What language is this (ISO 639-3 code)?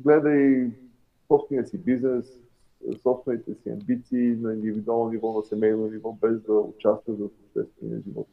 bul